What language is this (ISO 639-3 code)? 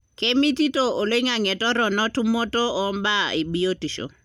mas